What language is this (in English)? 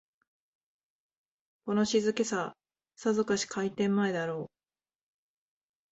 Japanese